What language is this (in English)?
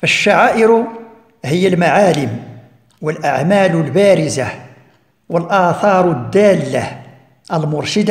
Arabic